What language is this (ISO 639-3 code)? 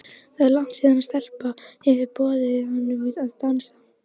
isl